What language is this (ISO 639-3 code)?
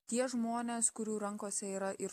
lit